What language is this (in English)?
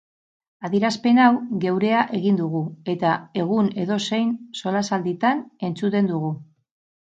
Basque